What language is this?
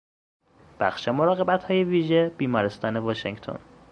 Persian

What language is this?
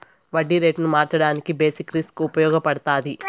Telugu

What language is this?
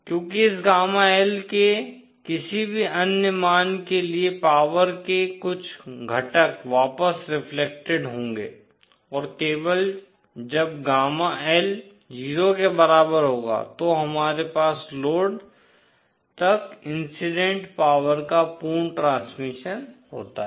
Hindi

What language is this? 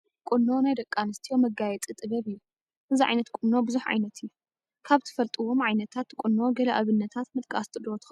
Tigrinya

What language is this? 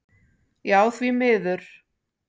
Icelandic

